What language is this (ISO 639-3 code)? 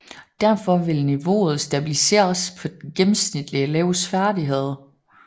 dan